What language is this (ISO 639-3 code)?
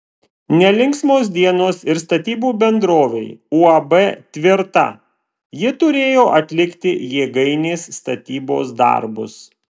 lit